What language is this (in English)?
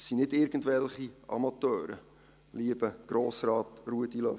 Swiss German